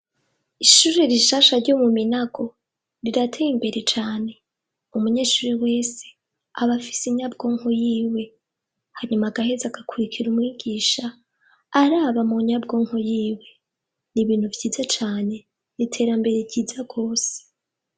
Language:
Rundi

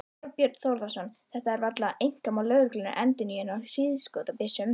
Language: Icelandic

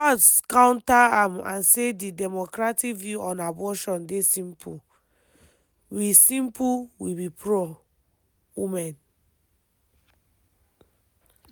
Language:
Nigerian Pidgin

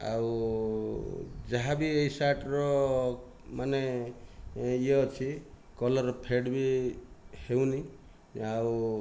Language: Odia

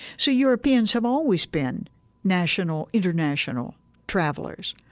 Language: English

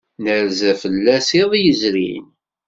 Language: Kabyle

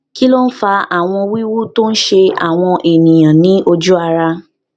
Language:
Yoruba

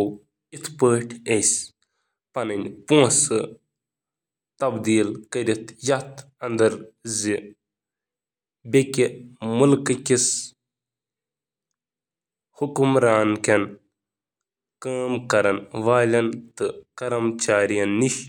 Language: Kashmiri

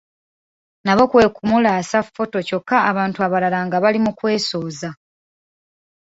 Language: Ganda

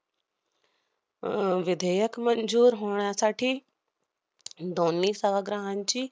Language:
Marathi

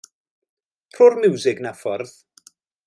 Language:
Welsh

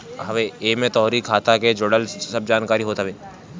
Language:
Bhojpuri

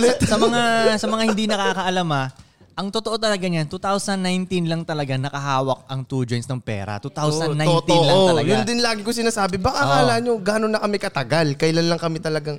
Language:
Filipino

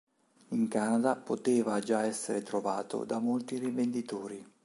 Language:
Italian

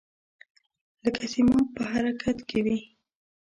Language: Pashto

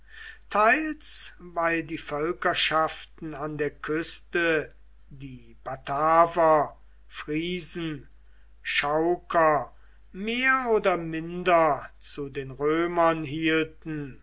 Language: German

